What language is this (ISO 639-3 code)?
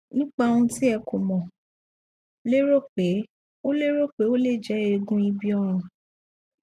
yor